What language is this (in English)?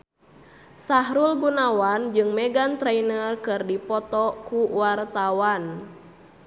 Sundanese